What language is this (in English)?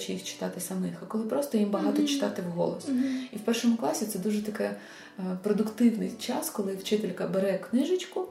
Ukrainian